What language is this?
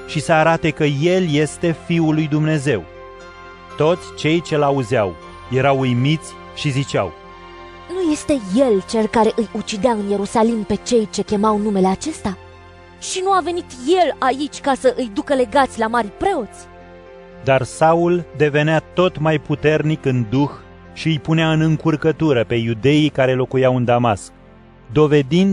Romanian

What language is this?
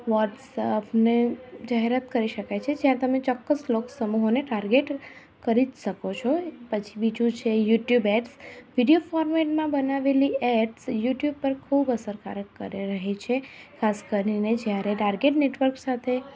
Gujarati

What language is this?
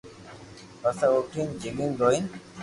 Loarki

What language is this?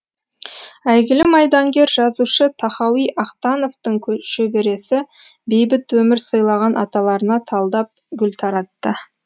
Kazakh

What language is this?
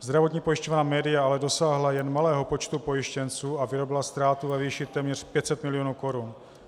Czech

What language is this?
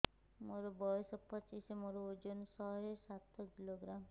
Odia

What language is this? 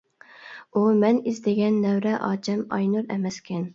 Uyghur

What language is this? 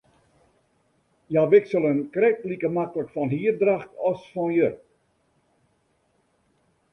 Western Frisian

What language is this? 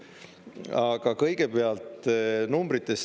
Estonian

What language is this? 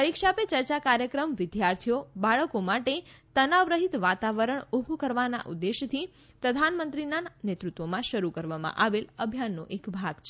Gujarati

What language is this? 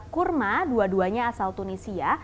Indonesian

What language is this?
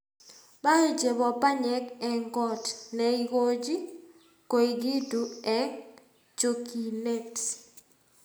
Kalenjin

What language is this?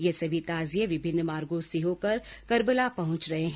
Hindi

